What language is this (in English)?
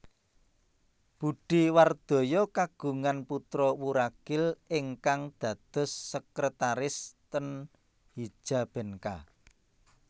Javanese